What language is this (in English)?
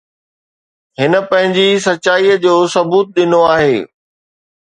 Sindhi